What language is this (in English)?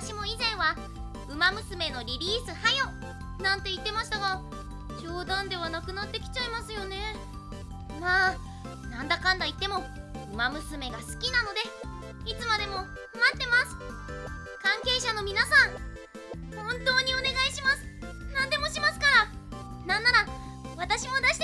Japanese